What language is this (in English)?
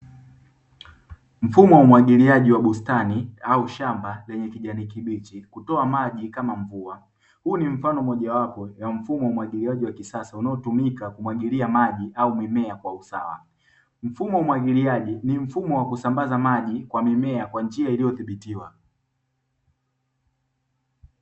Swahili